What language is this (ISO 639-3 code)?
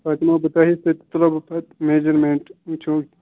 kas